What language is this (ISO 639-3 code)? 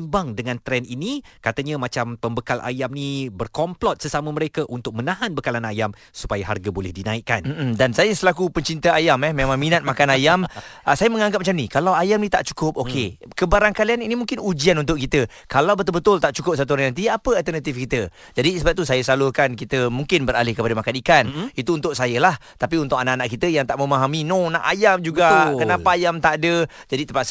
msa